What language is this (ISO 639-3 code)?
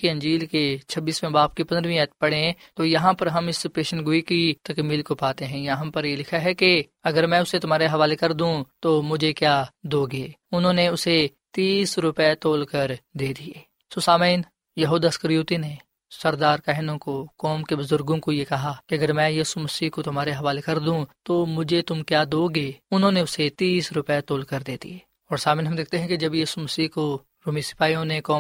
urd